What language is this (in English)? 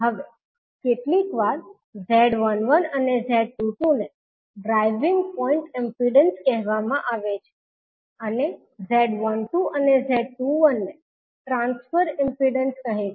Gujarati